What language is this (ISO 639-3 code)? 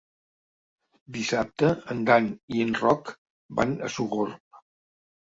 cat